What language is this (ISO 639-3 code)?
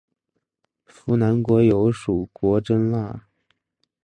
zho